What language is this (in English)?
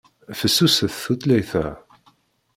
Kabyle